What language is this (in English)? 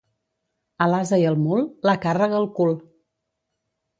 Catalan